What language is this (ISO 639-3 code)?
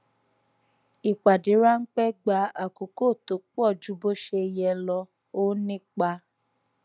yor